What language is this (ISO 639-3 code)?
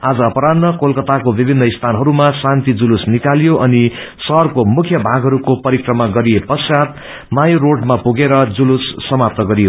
nep